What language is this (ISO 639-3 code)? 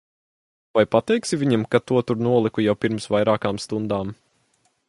lav